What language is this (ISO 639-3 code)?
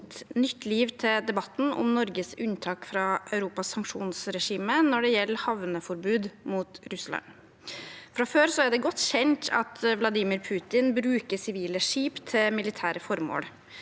nor